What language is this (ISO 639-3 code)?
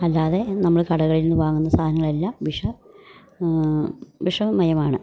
mal